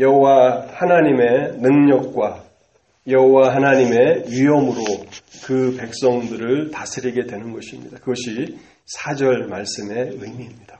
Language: Korean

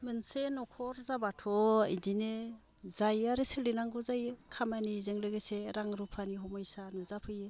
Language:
Bodo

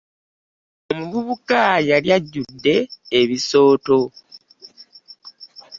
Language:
Ganda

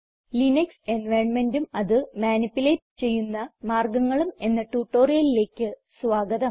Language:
Malayalam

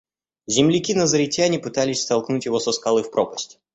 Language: Russian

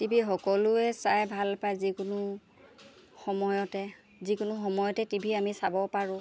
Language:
Assamese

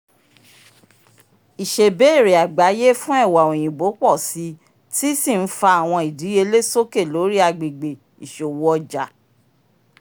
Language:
Yoruba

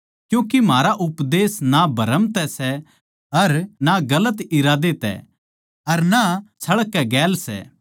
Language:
Haryanvi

